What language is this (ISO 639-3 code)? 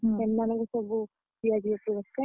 ori